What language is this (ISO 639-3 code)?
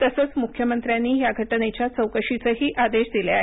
mar